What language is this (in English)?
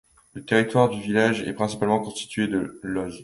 French